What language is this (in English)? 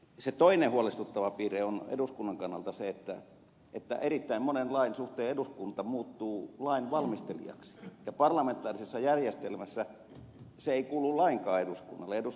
Finnish